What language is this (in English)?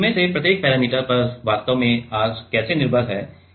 Hindi